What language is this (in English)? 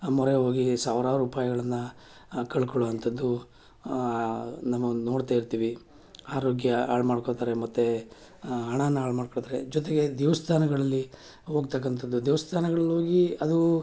Kannada